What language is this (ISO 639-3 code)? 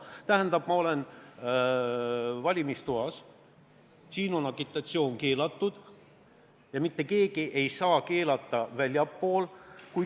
est